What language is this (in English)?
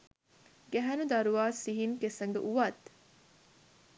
Sinhala